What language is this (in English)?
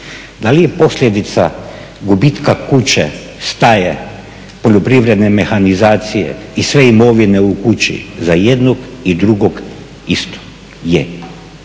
Croatian